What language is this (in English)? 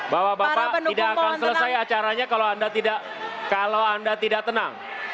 Indonesian